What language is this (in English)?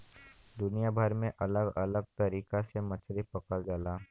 Bhojpuri